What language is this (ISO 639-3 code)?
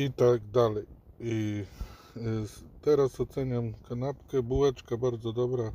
pol